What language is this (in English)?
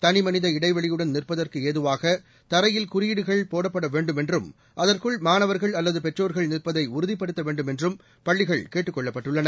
Tamil